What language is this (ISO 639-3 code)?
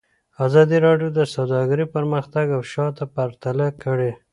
pus